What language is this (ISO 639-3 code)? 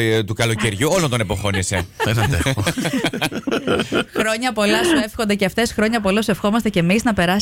ell